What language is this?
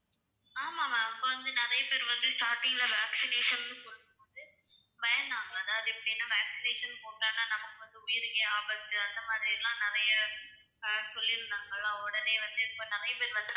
Tamil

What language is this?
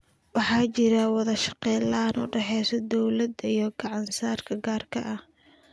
Somali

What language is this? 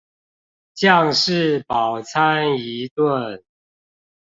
Chinese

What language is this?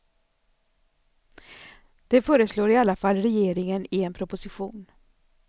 Swedish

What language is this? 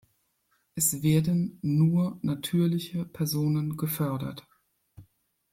German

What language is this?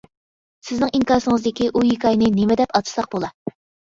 Uyghur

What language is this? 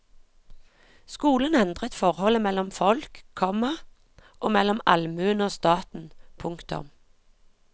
Norwegian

